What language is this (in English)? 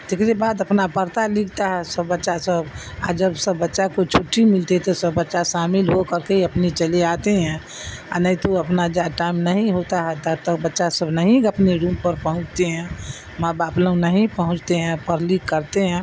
Urdu